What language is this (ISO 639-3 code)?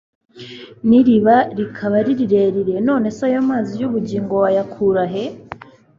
kin